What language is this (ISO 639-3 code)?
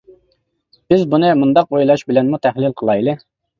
uig